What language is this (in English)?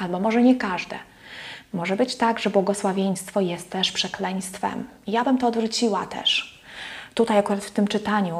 Polish